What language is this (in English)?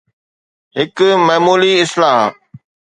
Sindhi